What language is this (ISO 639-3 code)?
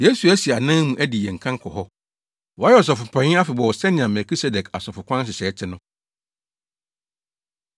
aka